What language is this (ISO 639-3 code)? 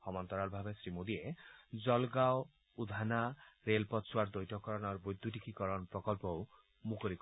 asm